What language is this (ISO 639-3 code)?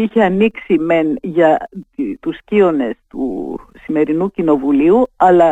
ell